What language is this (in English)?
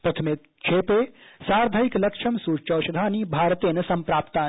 Sanskrit